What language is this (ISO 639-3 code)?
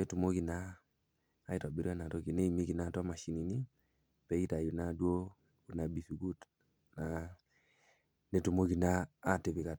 mas